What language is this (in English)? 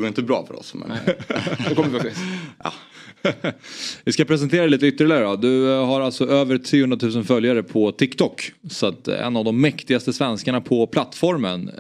Swedish